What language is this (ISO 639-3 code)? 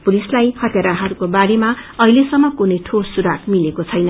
nep